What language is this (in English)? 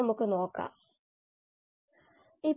Malayalam